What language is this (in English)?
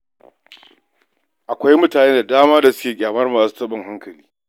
Hausa